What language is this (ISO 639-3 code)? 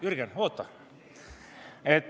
est